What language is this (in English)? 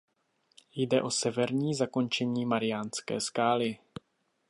Czech